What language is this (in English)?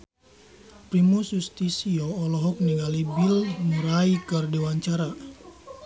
Sundanese